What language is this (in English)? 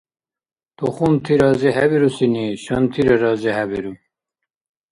Dargwa